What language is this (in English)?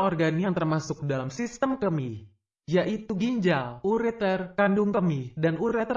Indonesian